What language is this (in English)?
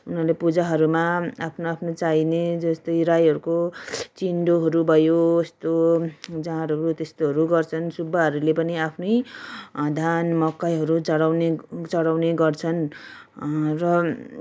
Nepali